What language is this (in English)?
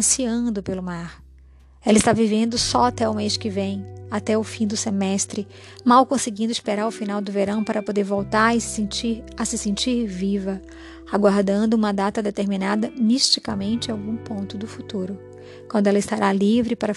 Portuguese